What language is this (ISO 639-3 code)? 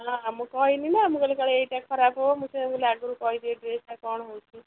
ori